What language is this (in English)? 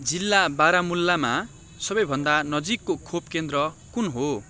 Nepali